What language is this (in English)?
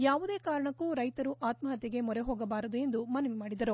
Kannada